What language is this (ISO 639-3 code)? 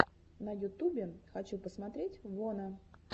rus